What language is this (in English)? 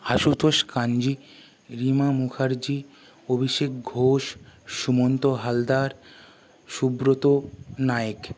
Bangla